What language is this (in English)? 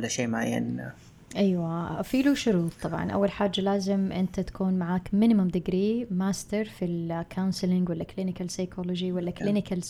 Arabic